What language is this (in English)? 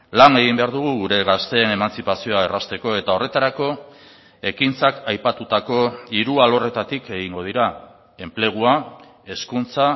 Basque